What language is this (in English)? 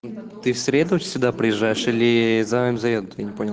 Russian